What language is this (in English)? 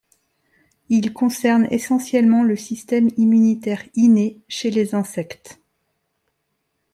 French